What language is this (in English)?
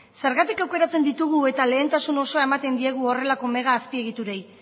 Basque